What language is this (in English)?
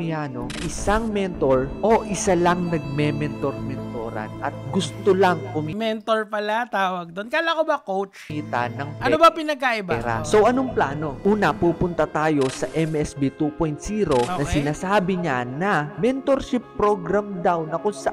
Filipino